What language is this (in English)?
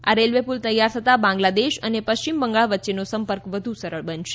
Gujarati